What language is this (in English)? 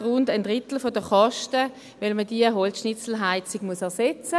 Swiss German